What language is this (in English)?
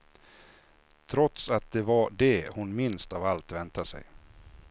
Swedish